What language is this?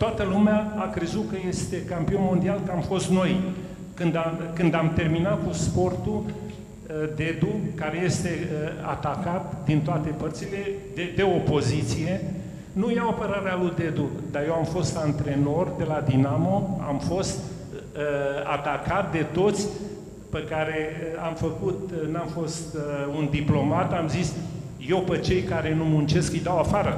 Romanian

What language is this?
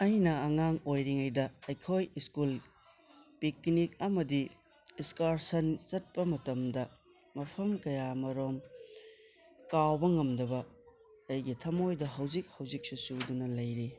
Manipuri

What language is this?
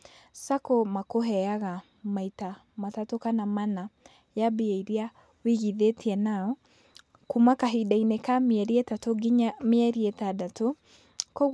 Kikuyu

